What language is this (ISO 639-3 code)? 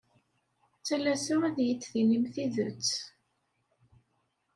kab